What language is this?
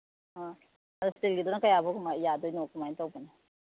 Manipuri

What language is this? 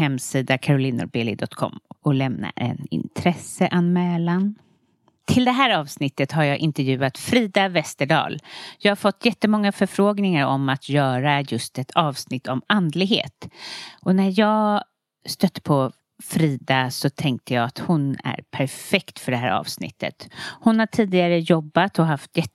Swedish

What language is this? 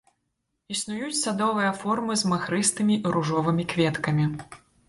Belarusian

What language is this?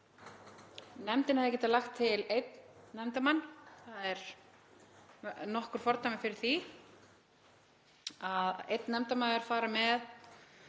Icelandic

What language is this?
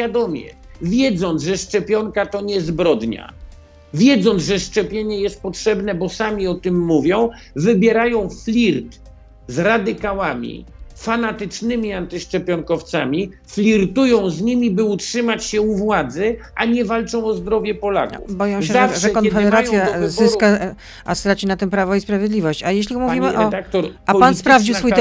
Polish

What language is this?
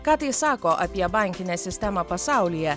Lithuanian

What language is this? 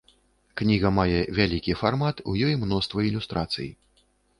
Belarusian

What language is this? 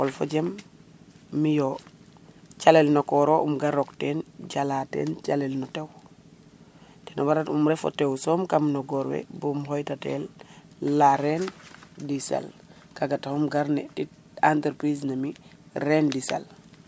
Serer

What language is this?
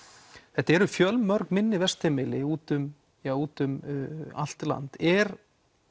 Icelandic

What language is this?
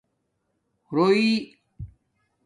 Domaaki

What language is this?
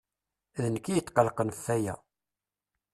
Kabyle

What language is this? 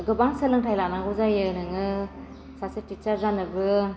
Bodo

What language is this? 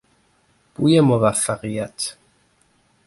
Persian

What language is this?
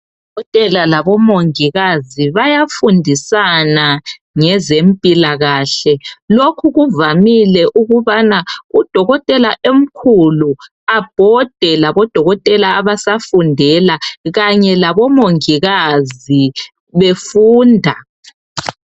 North Ndebele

